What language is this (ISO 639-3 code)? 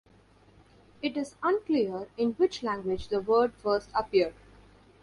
eng